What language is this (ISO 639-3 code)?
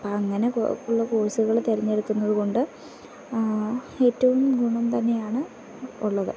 mal